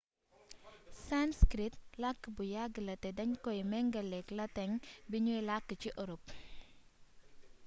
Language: Wolof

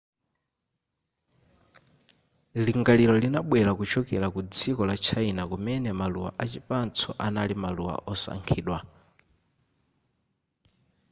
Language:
Nyanja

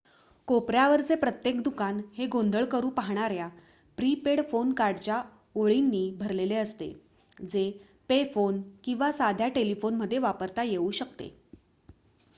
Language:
Marathi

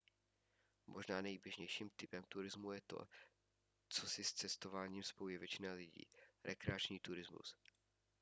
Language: Czech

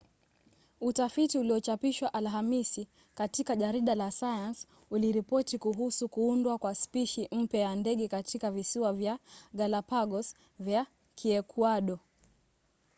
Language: Swahili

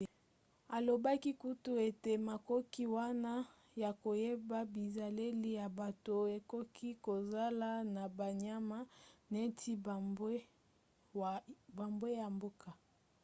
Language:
Lingala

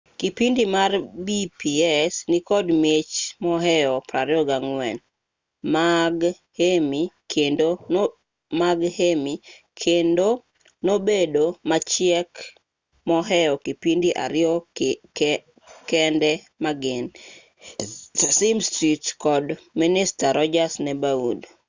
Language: Luo (Kenya and Tanzania)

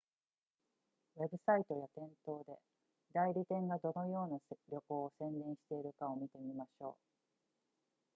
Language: Japanese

